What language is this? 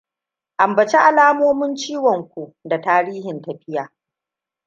Hausa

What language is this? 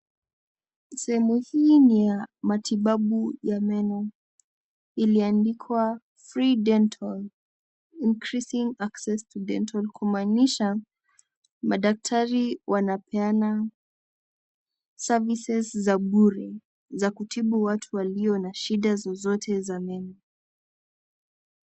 Swahili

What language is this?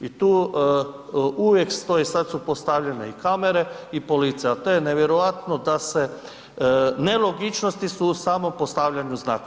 Croatian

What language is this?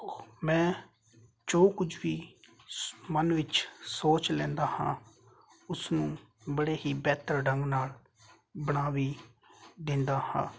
Punjabi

